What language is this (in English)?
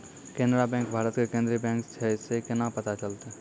Maithili